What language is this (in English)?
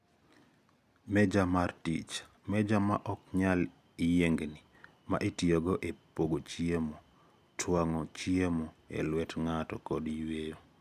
Luo (Kenya and Tanzania)